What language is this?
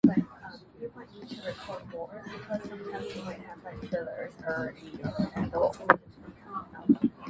Chinese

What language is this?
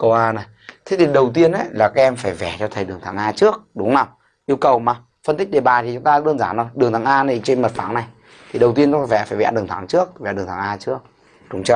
Vietnamese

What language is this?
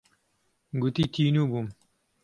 Central Kurdish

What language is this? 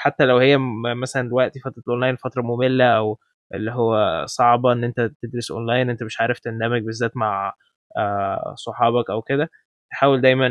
Arabic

